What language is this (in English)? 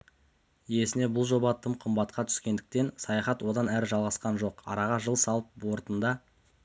Kazakh